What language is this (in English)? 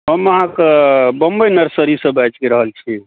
Maithili